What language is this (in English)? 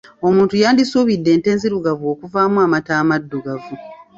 Ganda